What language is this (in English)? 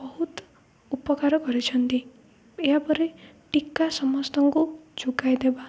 Odia